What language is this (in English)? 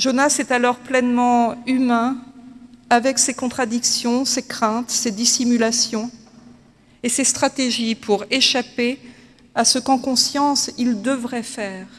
French